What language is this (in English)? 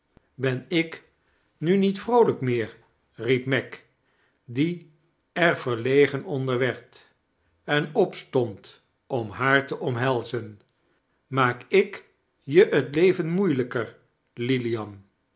Dutch